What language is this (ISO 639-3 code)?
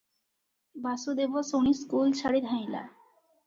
ori